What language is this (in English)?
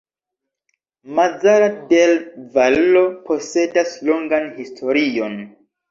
Esperanto